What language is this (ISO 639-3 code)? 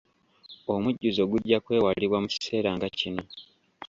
lug